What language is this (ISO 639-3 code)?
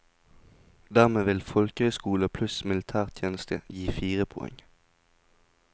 nor